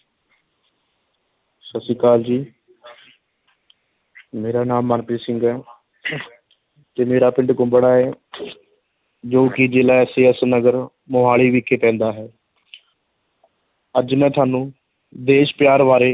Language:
Punjabi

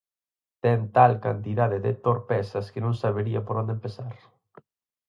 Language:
Galician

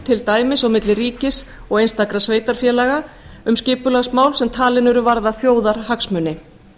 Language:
Icelandic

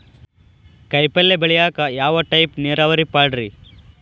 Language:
Kannada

